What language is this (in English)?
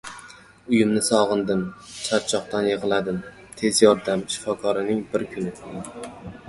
Uzbek